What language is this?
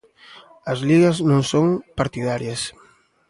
Galician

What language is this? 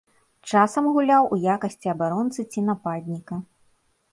Belarusian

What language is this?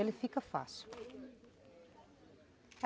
Portuguese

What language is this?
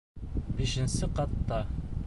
Bashkir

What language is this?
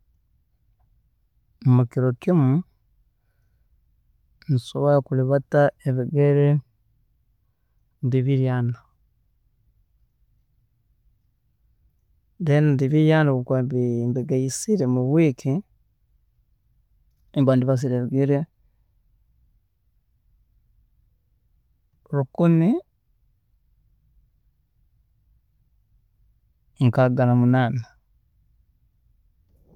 Tooro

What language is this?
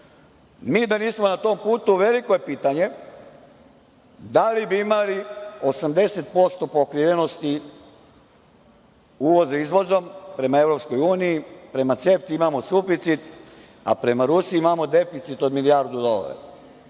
Serbian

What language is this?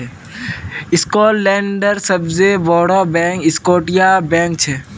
Magahi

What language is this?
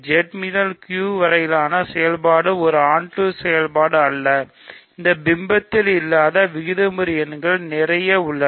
Tamil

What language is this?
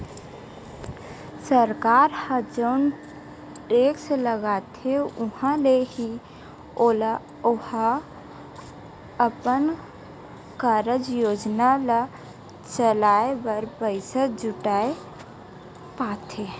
Chhattisgarhi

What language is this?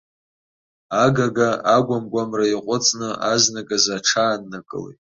Abkhazian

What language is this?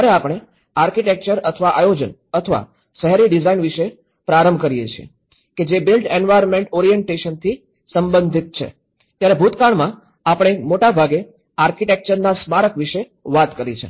Gujarati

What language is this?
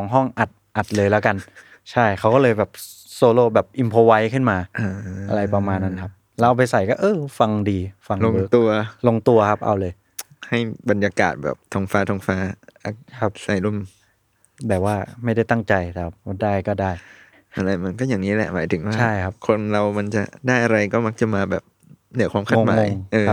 Thai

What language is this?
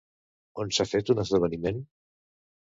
Catalan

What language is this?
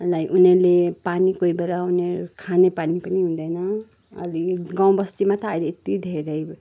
Nepali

